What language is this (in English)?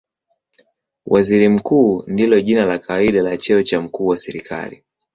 Swahili